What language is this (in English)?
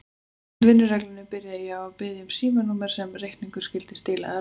Icelandic